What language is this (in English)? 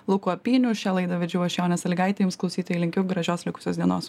Lithuanian